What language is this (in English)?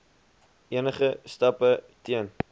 Afrikaans